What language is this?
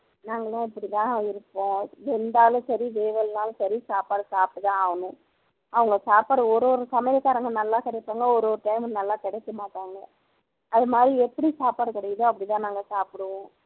Tamil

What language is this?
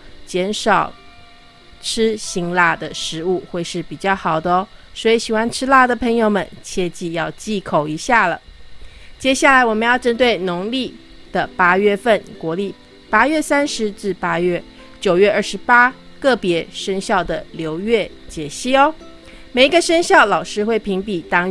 Chinese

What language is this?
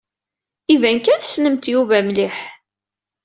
Kabyle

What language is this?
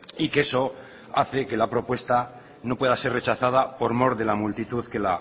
Spanish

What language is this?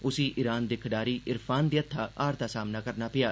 Dogri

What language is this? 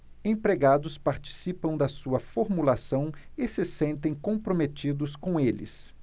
Portuguese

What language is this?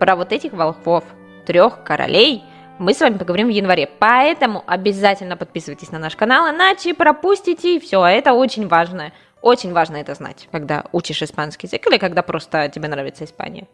Russian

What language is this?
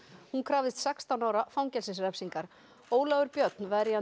Icelandic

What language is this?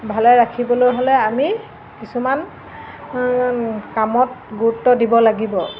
Assamese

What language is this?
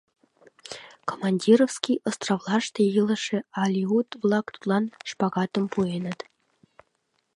Mari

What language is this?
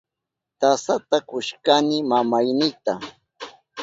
Southern Pastaza Quechua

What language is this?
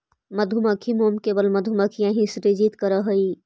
Magahi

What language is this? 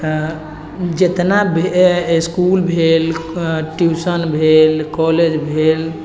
Maithili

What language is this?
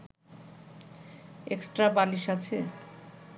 Bangla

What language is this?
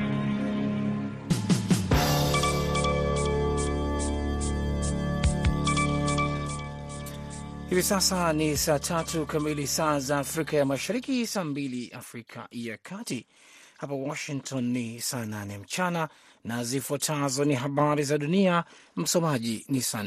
Swahili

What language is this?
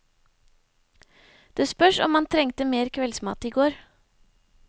Norwegian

